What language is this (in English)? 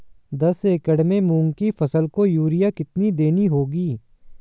Hindi